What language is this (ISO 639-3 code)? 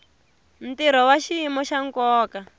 tso